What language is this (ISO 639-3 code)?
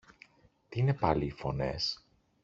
ell